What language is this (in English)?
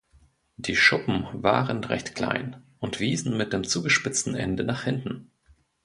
German